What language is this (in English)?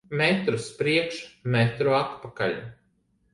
Latvian